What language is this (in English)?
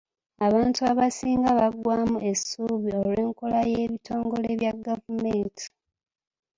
Ganda